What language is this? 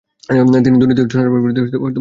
Bangla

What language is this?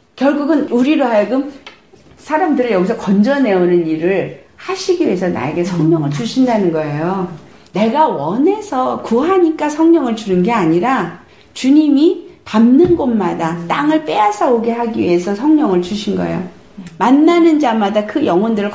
Korean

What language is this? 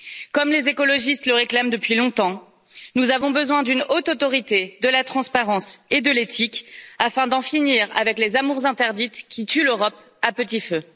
French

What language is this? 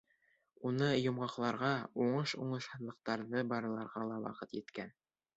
Bashkir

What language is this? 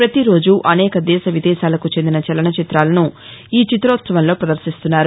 Telugu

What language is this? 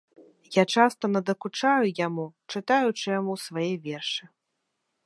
Belarusian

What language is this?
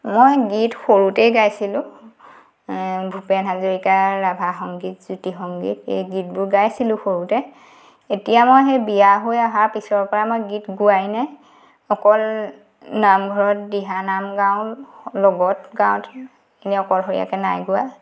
Assamese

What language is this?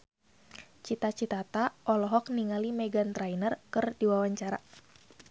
Sundanese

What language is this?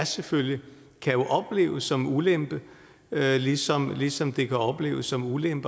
Danish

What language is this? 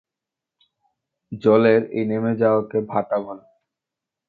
Bangla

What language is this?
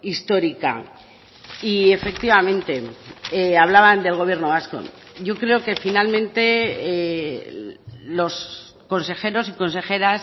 Spanish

